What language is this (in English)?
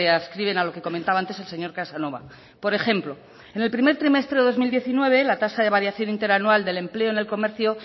Spanish